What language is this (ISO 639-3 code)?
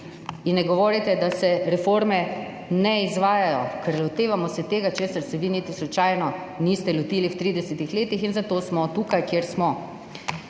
slv